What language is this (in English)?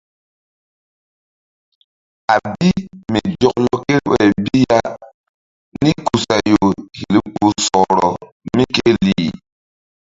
Mbum